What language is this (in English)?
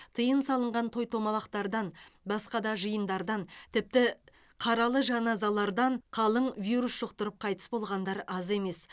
Kazakh